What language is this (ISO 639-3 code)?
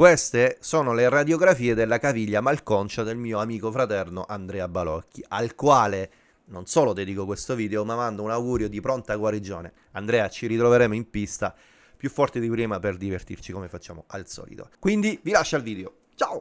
ita